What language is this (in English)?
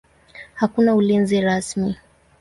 Swahili